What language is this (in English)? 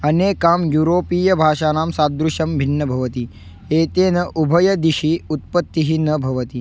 Sanskrit